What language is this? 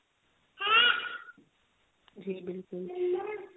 Punjabi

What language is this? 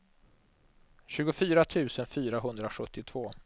Swedish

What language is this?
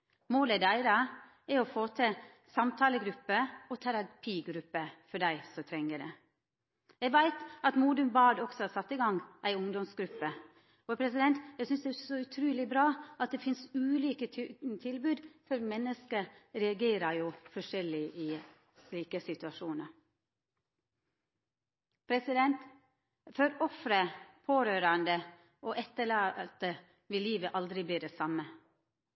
Norwegian Nynorsk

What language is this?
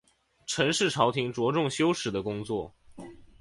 Chinese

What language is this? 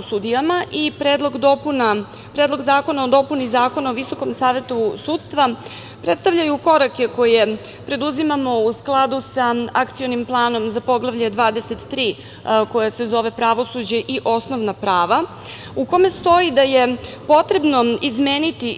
Serbian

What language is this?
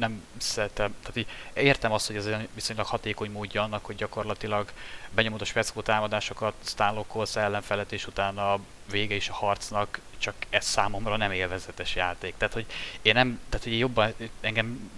Hungarian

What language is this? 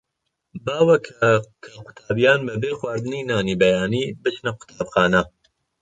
Central Kurdish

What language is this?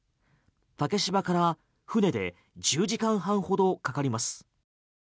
Japanese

